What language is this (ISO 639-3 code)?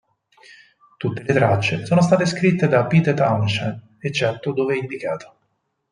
ita